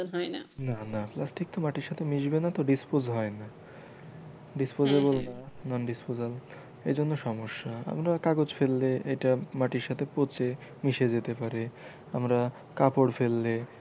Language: Bangla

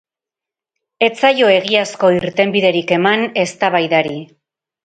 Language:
Basque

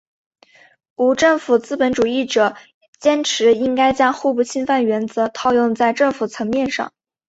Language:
Chinese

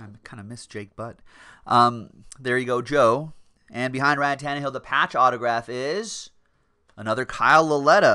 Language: English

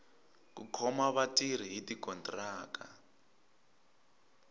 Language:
Tsonga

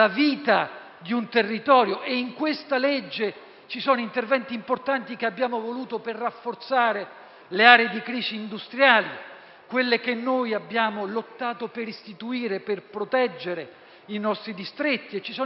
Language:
Italian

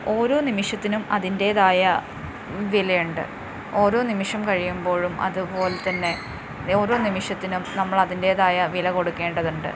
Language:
Malayalam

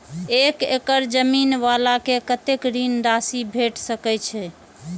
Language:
Maithili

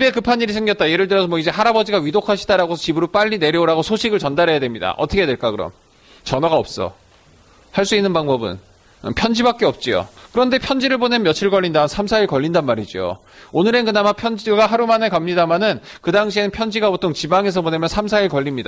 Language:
Korean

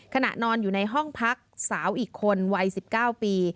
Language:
Thai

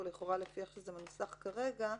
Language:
Hebrew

